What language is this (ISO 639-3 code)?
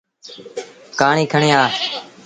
sbn